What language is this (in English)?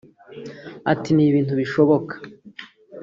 Kinyarwanda